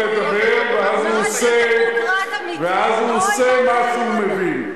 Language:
Hebrew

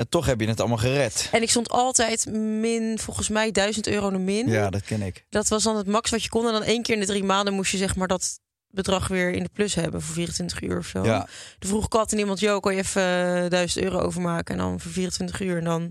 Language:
Dutch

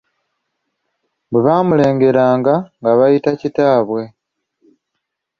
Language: Ganda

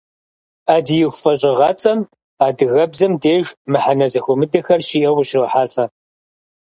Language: Kabardian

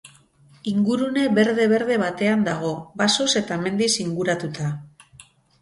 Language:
Basque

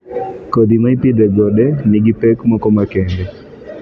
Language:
Luo (Kenya and Tanzania)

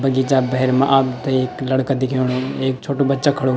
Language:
Garhwali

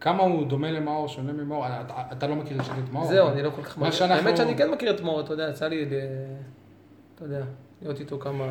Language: Hebrew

